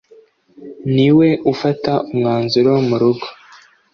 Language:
Kinyarwanda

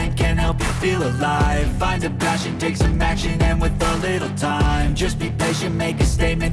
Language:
Korean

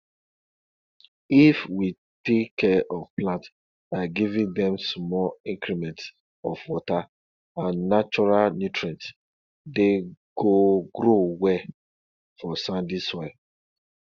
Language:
Nigerian Pidgin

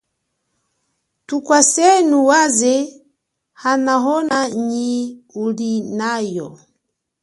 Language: Chokwe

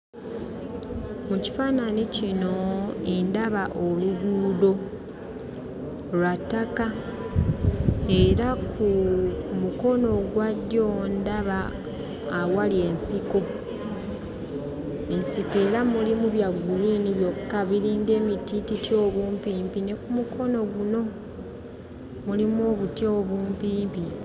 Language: Ganda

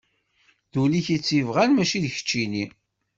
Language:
Kabyle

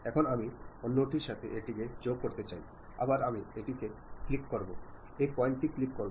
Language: Bangla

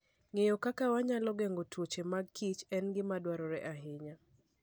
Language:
Luo (Kenya and Tanzania)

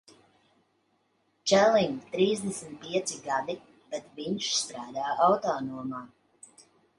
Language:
Latvian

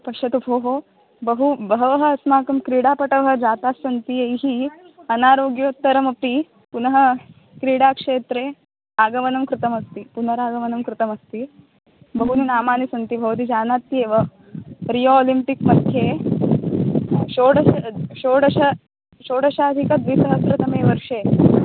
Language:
Sanskrit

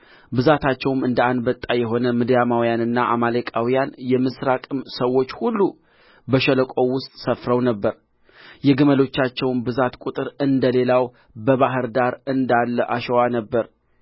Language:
Amharic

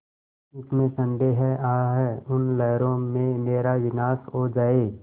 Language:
Hindi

